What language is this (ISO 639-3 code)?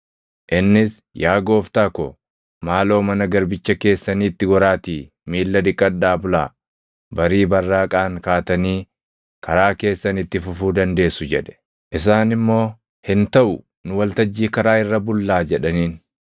orm